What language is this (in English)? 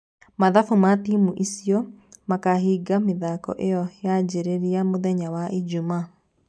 Kikuyu